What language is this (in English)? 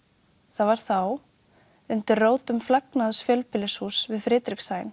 Icelandic